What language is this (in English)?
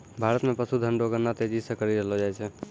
Maithili